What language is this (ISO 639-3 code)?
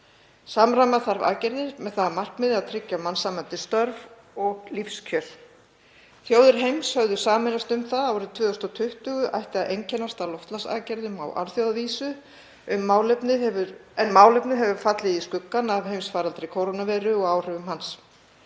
isl